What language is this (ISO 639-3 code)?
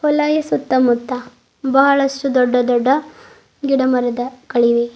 kan